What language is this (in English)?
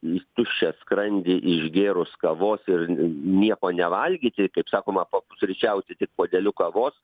Lithuanian